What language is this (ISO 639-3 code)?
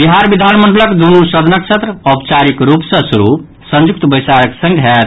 mai